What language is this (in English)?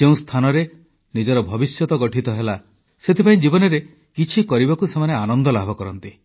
Odia